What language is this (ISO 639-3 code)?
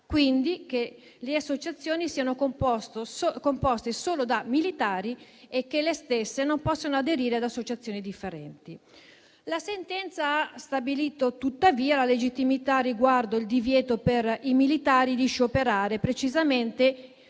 ita